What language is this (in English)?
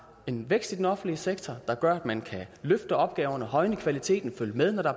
Danish